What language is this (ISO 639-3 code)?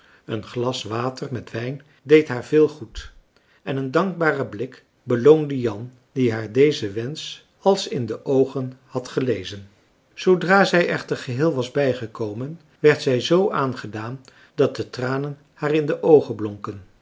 nld